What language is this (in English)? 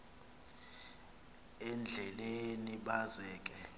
Xhosa